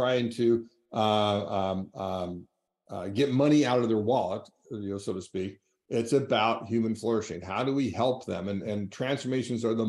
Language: English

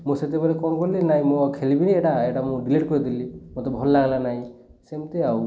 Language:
Odia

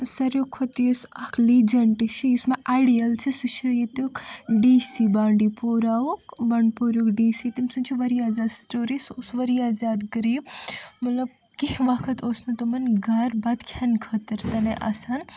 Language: Kashmiri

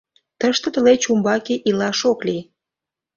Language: Mari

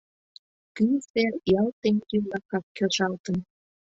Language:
Mari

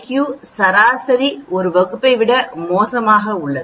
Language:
Tamil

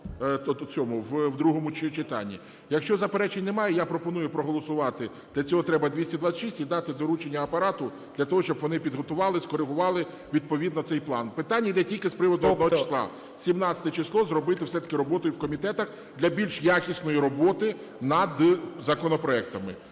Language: Ukrainian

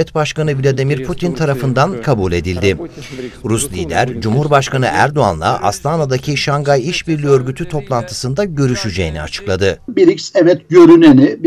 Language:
Turkish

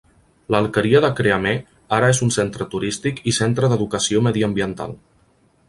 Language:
Catalan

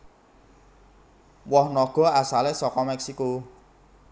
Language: Javanese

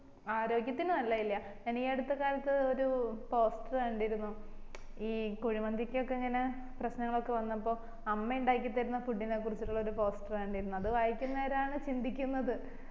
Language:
Malayalam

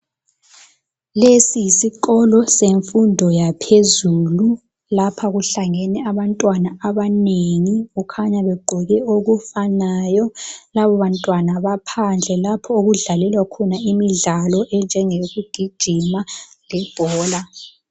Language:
North Ndebele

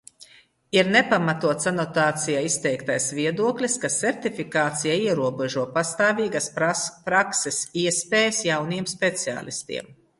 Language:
Latvian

